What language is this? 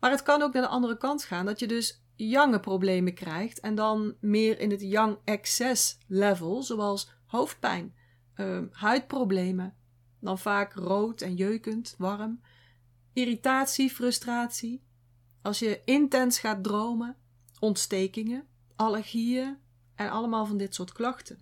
Dutch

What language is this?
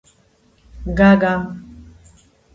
Georgian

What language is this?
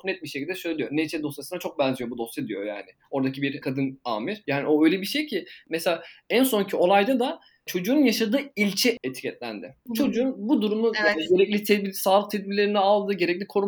Turkish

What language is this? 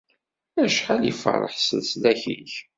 Kabyle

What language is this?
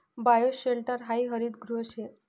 Marathi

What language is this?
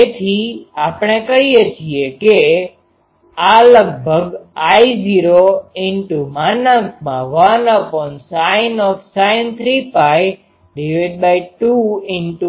Gujarati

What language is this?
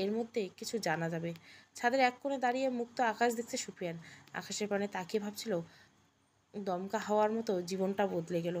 Bangla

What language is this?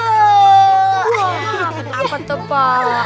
Indonesian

